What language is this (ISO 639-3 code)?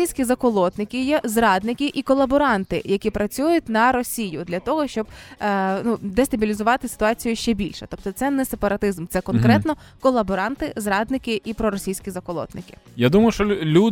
ukr